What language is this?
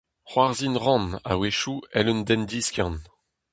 Breton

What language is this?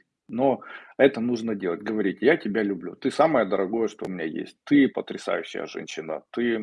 Russian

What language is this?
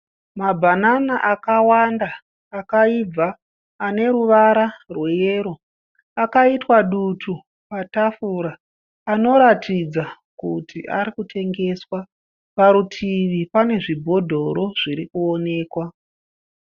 Shona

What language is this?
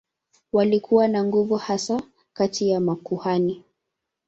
Swahili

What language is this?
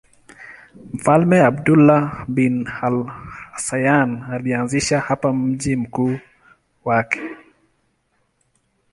Swahili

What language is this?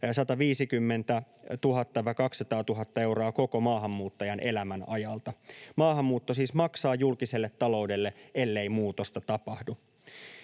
Finnish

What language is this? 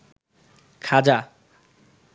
Bangla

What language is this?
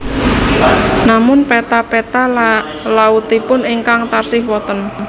Javanese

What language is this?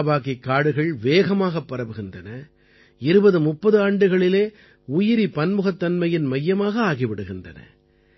Tamil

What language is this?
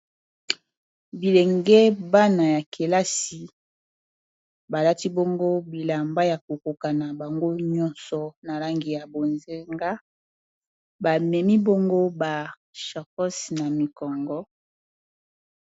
Lingala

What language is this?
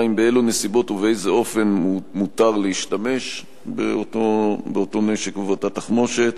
Hebrew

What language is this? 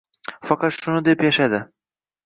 Uzbek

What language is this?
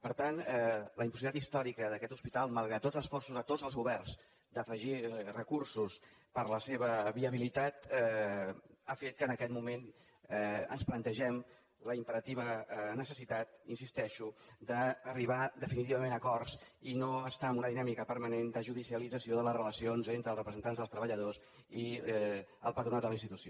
Catalan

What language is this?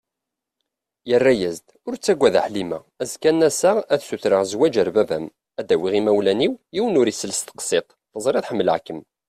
Kabyle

